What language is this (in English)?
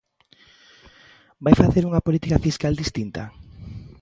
Galician